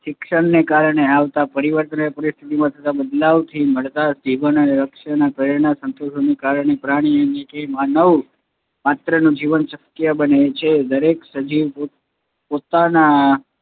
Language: Gujarati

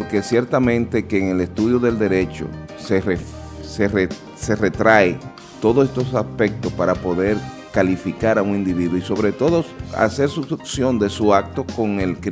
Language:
Spanish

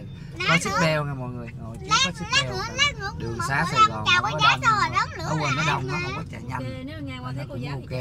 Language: Vietnamese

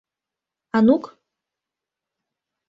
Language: Mari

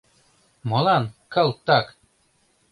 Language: Mari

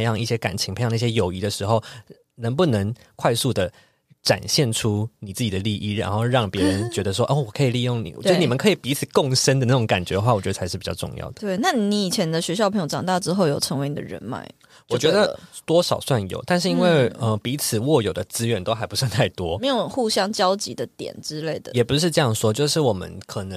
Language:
Chinese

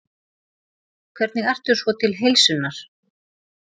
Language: Icelandic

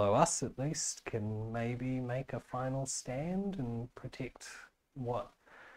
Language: English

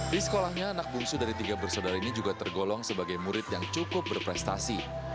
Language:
Indonesian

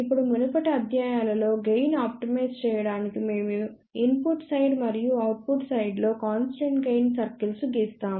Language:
Telugu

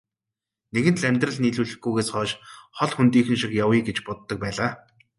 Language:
Mongolian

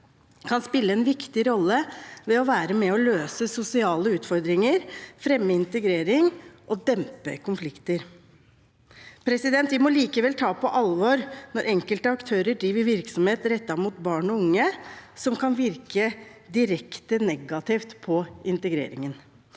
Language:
Norwegian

